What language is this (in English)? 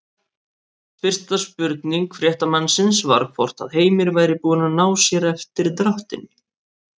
Icelandic